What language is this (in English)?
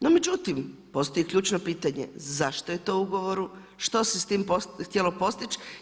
Croatian